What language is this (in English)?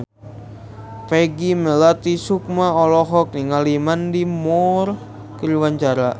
Sundanese